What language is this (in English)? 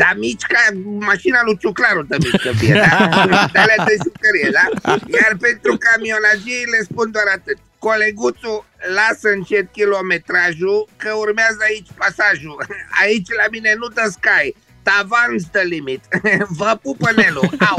Romanian